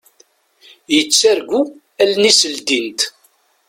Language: Kabyle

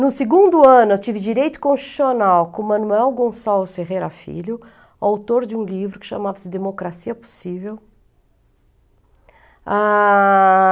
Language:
Portuguese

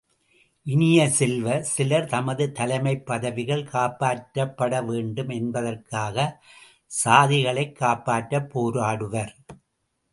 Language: Tamil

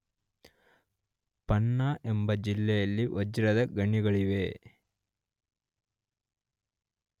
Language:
Kannada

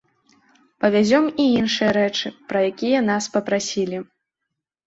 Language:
Belarusian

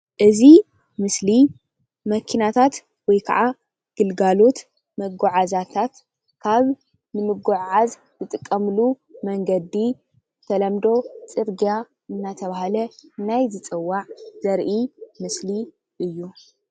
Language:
Tigrinya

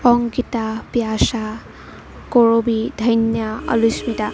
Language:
Assamese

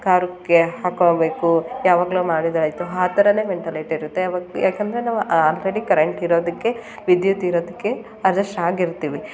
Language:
Kannada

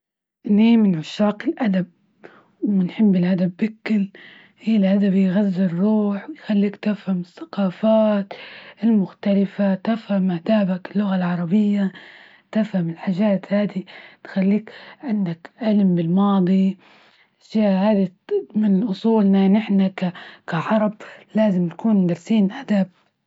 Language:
Libyan Arabic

